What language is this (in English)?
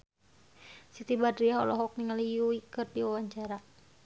Sundanese